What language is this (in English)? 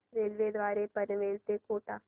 Marathi